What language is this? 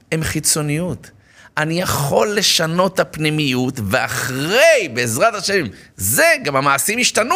Hebrew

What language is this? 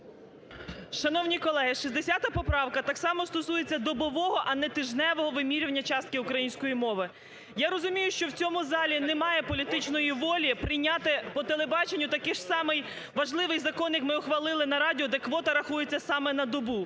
Ukrainian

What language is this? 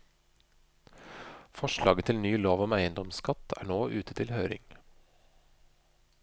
Norwegian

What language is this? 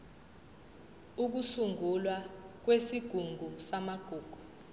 Zulu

